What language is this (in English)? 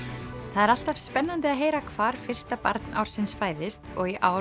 Icelandic